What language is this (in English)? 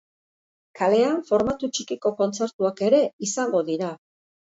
Basque